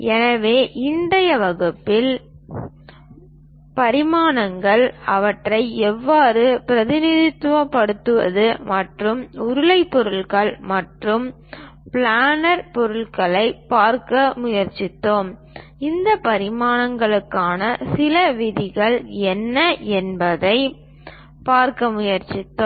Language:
Tamil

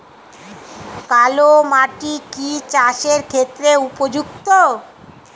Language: Bangla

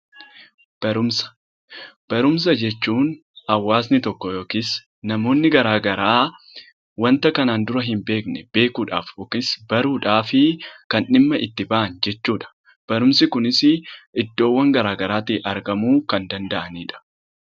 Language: Oromo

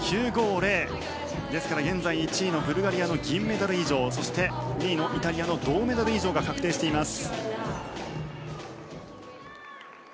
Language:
Japanese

